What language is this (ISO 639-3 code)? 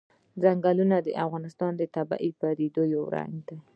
pus